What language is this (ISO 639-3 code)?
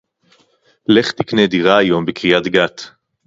heb